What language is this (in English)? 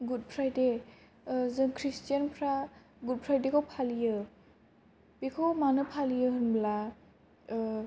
Bodo